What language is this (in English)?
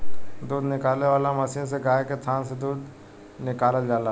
Bhojpuri